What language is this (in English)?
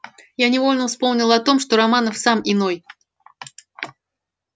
Russian